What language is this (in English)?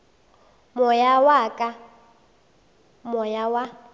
Northern Sotho